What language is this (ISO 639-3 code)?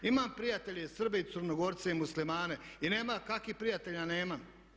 hrv